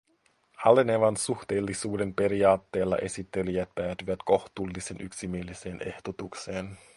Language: Finnish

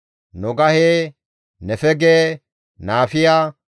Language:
Gamo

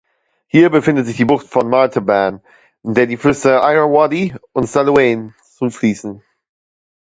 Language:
German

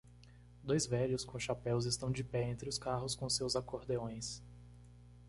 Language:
Portuguese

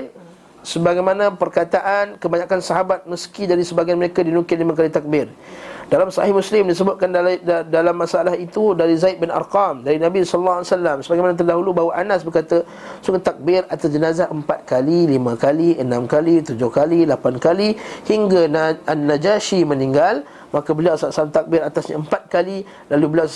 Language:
Malay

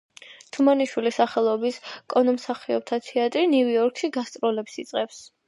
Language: Georgian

